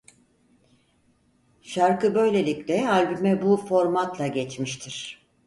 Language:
Turkish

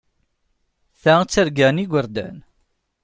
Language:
Kabyle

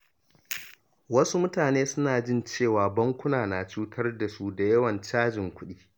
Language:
Hausa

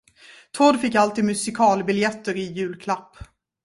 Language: Swedish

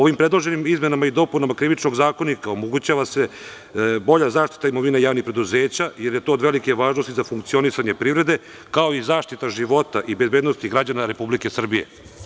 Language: Serbian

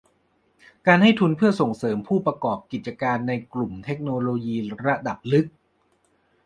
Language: Thai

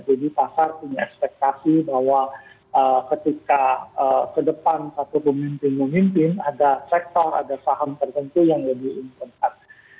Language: Indonesian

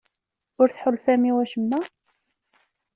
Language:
Kabyle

